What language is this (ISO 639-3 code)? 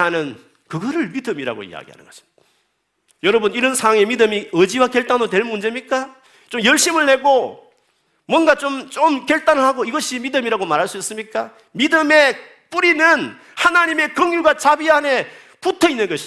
kor